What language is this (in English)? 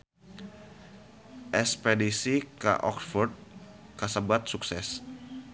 Sundanese